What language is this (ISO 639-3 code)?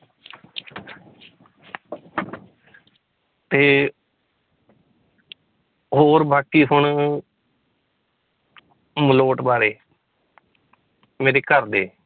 pan